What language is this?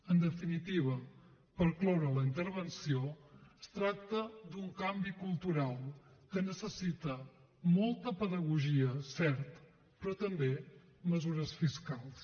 Catalan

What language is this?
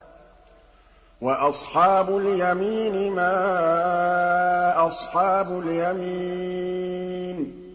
Arabic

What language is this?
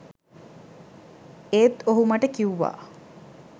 Sinhala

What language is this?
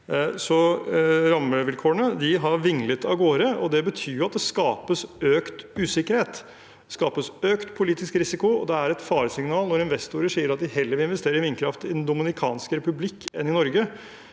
Norwegian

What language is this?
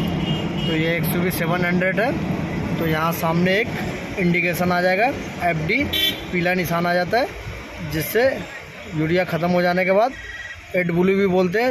Hindi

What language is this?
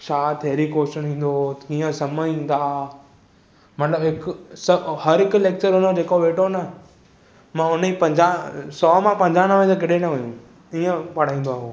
Sindhi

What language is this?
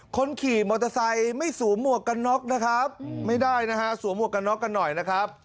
Thai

